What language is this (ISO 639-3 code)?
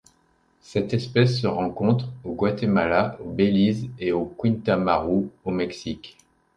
fra